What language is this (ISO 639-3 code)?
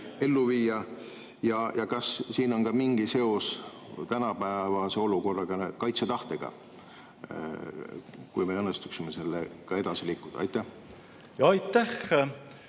est